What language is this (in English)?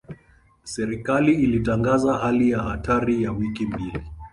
Swahili